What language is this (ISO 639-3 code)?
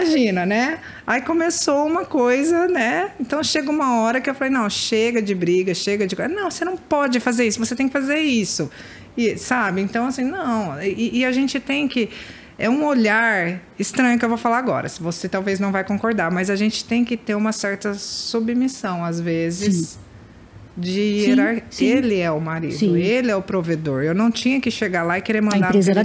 por